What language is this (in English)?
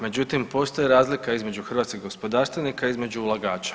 Croatian